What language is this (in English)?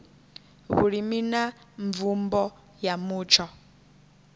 Venda